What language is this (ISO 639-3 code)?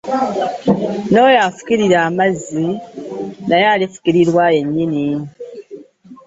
lug